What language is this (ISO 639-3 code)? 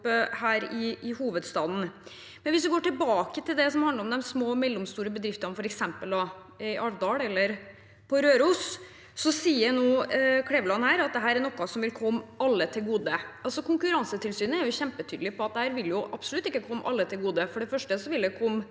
nor